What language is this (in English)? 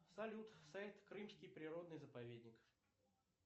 Russian